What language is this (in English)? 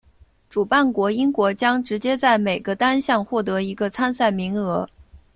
Chinese